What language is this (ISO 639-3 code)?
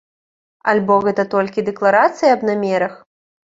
bel